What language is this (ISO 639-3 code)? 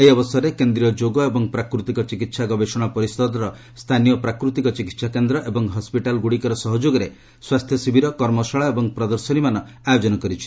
ori